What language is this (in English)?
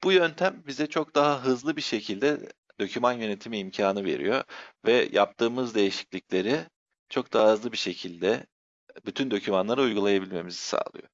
Turkish